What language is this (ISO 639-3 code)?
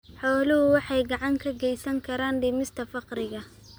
som